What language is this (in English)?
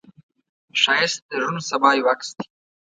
Pashto